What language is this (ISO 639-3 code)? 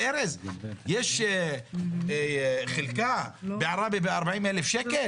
heb